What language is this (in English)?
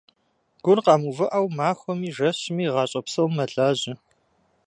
Kabardian